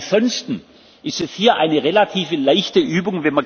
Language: German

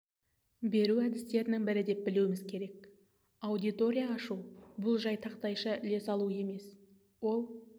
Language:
Kazakh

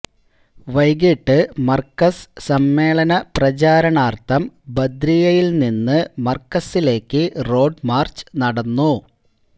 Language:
Malayalam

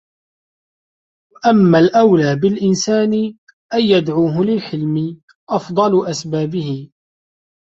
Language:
Arabic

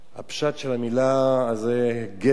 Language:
Hebrew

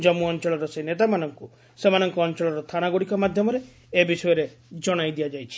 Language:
Odia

